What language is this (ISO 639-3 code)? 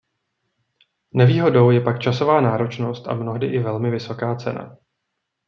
ces